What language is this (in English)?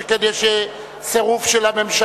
Hebrew